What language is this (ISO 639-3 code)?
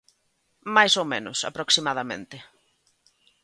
glg